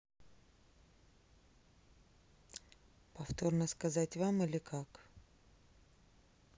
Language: Russian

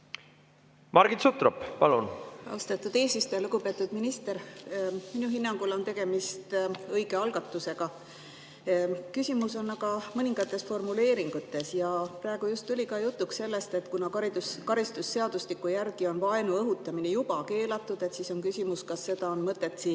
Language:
Estonian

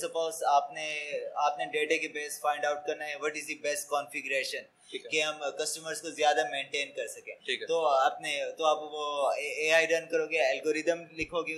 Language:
Urdu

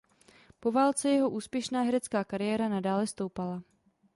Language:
Czech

